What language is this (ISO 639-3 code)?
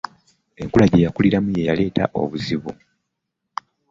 lug